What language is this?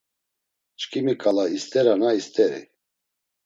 Laz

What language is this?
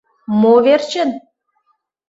Mari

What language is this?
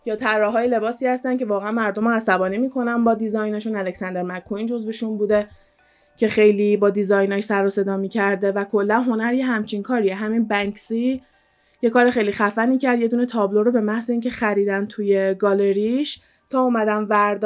Persian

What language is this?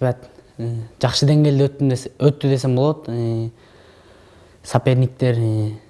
Turkish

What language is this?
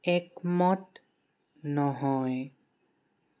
Assamese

